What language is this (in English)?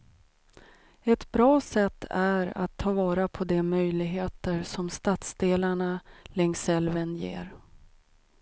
Swedish